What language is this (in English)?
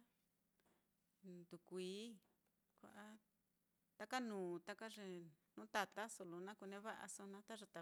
Mitlatongo Mixtec